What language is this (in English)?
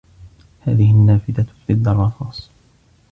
Arabic